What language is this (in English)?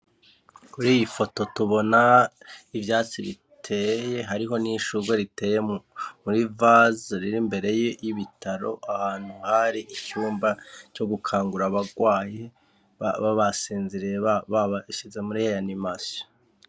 Rundi